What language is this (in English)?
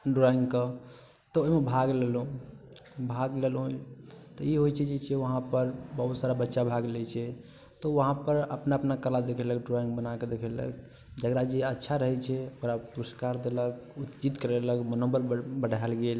Maithili